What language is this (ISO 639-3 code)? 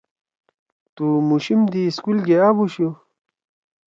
trw